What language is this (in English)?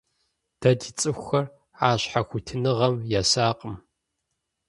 Kabardian